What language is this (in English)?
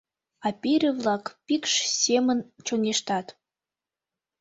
Mari